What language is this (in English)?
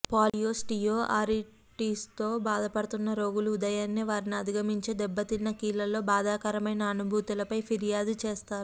Telugu